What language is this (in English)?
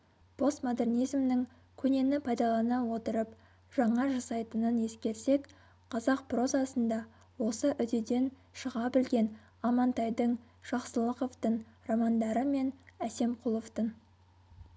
Kazakh